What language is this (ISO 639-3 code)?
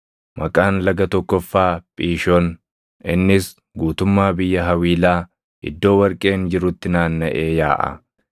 orm